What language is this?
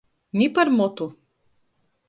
Latgalian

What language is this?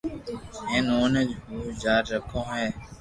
Loarki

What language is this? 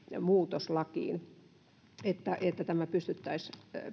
Finnish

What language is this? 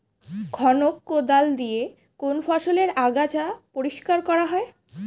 Bangla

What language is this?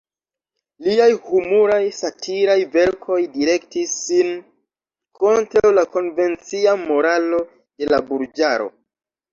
Esperanto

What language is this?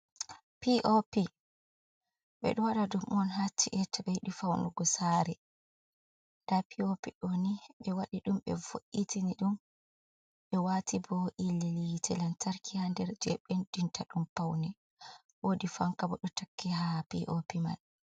Fula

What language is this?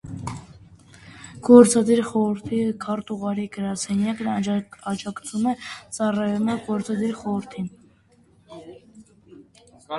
Armenian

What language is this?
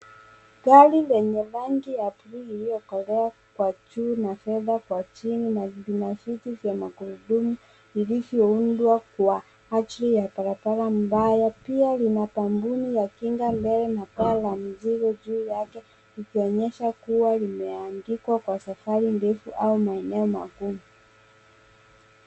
Swahili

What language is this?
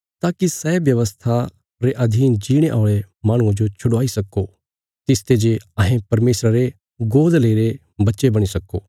Bilaspuri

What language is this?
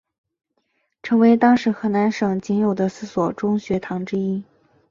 Chinese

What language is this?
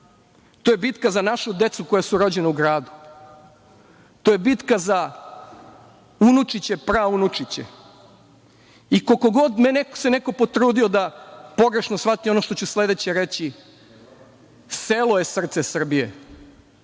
Serbian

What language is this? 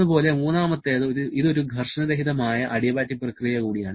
Malayalam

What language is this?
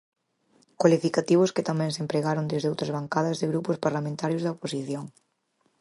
Galician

